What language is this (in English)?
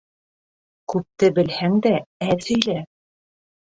Bashkir